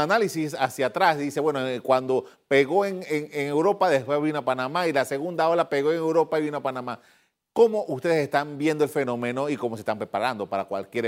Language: Spanish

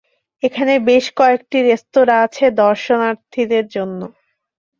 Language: Bangla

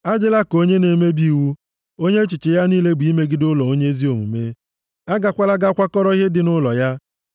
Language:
Igbo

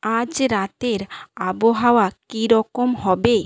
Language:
Bangla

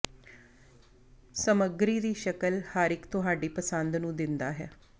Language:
Punjabi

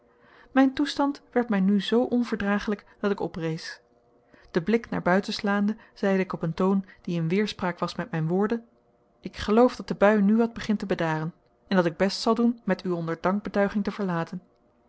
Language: Dutch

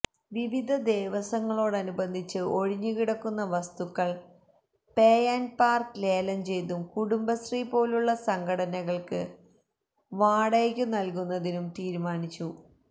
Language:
Malayalam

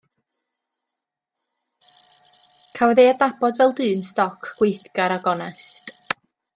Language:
Welsh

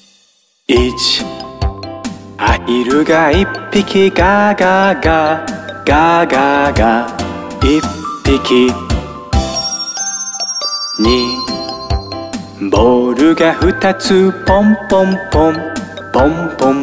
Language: Japanese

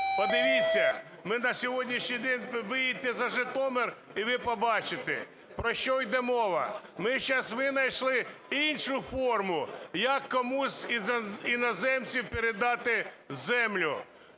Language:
Ukrainian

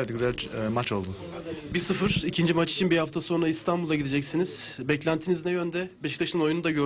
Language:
Turkish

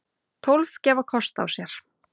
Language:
Icelandic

